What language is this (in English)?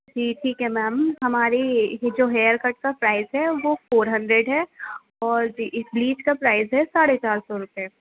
Urdu